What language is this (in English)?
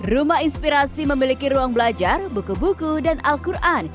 Indonesian